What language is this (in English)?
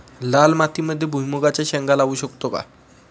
Marathi